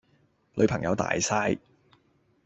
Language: Cantonese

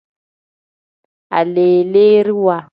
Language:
Tem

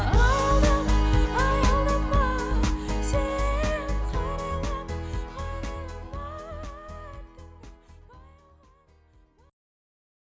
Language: Kazakh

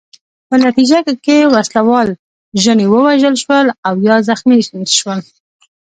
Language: Pashto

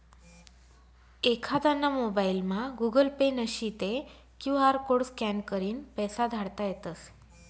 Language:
Marathi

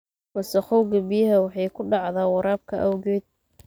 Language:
Somali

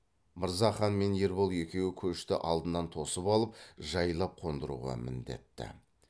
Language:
Kazakh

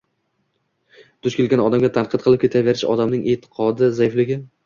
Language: Uzbek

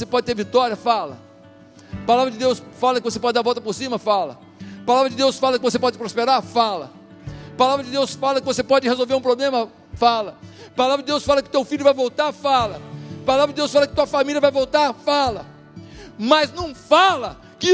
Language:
Portuguese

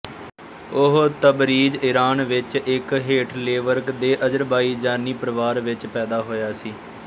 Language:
Punjabi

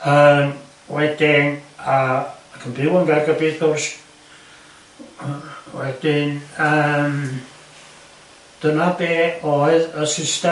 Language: Welsh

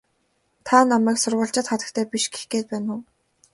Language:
Mongolian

